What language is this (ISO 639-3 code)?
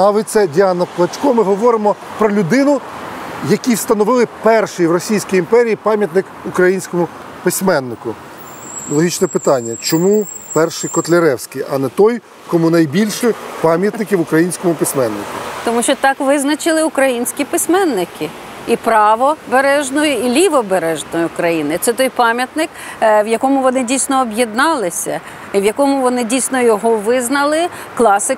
ukr